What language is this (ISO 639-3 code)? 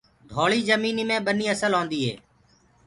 ggg